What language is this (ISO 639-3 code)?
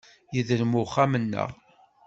kab